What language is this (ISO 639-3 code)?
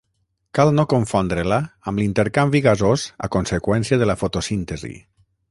cat